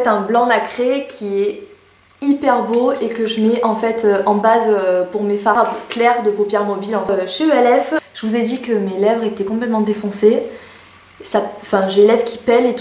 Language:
French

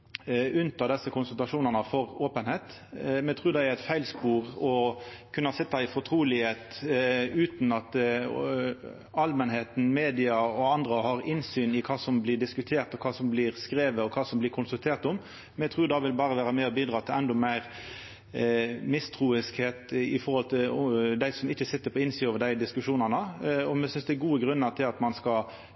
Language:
Norwegian Nynorsk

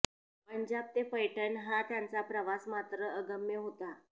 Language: Marathi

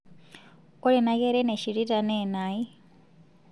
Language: Masai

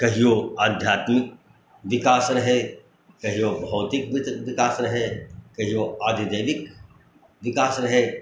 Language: Maithili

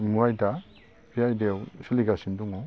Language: Bodo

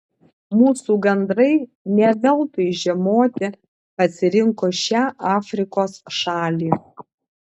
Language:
Lithuanian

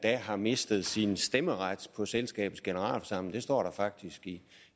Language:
Danish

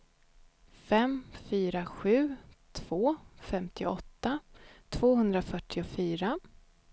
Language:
Swedish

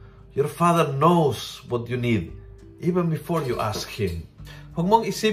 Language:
Filipino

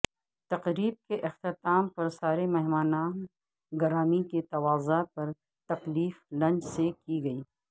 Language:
Urdu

